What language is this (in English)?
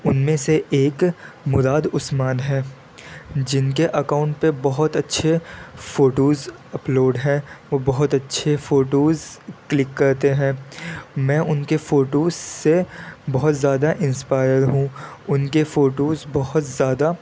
Urdu